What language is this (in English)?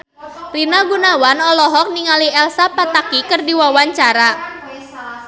Sundanese